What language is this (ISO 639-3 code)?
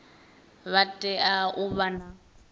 ven